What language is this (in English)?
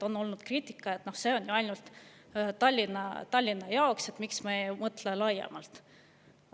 Estonian